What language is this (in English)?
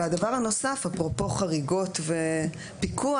Hebrew